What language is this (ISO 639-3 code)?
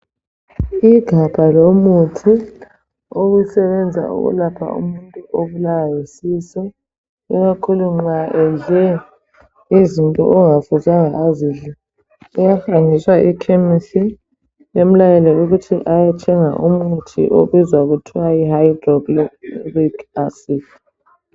nde